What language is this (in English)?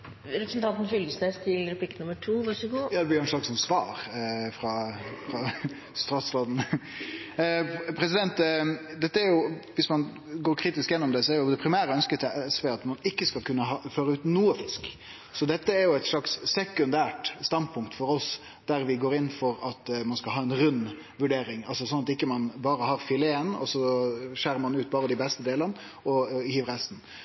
Norwegian Nynorsk